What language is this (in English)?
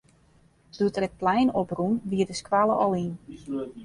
Western Frisian